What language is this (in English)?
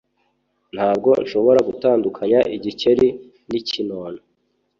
Kinyarwanda